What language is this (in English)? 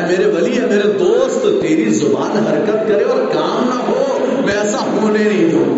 Urdu